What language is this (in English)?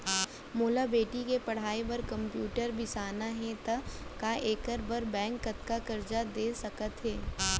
Chhattisgarhi